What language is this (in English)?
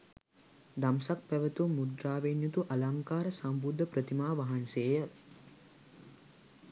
Sinhala